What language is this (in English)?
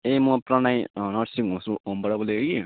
Nepali